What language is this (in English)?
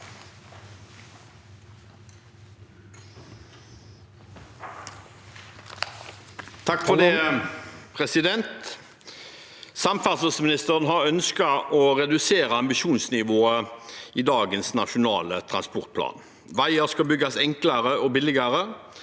Norwegian